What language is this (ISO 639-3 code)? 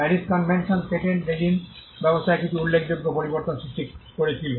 ben